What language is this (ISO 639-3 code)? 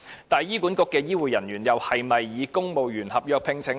yue